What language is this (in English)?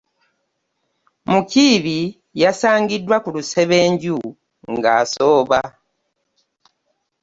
Ganda